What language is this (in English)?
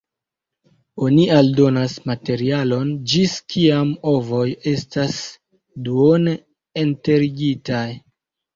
Esperanto